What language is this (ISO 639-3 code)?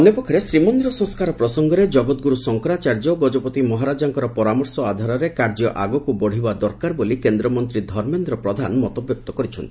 ori